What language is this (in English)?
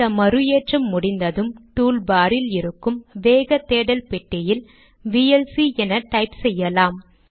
Tamil